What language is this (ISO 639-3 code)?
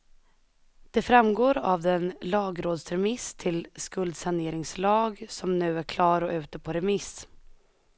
swe